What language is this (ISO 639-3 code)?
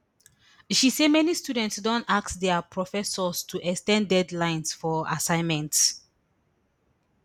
pcm